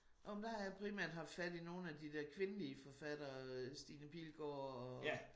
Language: Danish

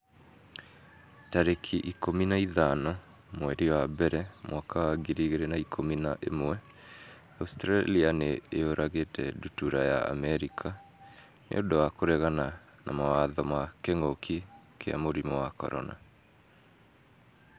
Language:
Kikuyu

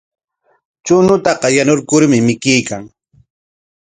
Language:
Corongo Ancash Quechua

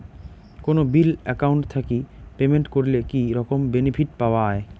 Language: Bangla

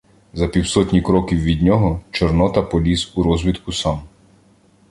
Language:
Ukrainian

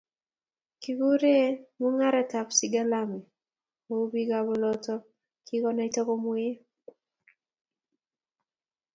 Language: Kalenjin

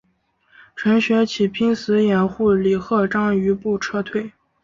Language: Chinese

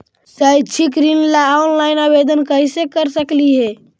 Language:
Magahi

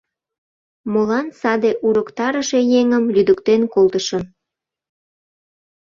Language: Mari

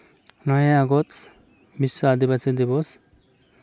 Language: Santali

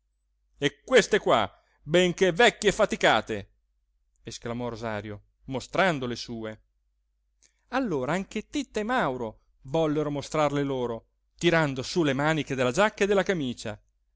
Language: Italian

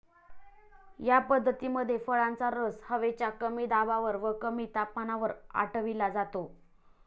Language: Marathi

